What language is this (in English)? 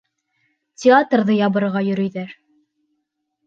Bashkir